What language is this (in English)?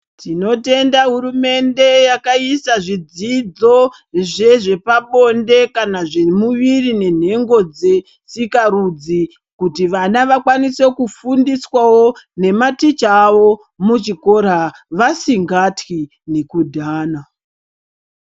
Ndau